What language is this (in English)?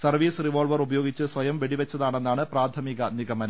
Malayalam